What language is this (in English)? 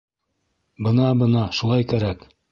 Bashkir